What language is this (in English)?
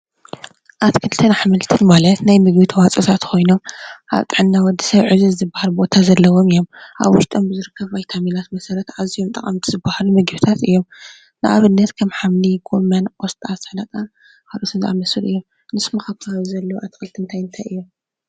Tigrinya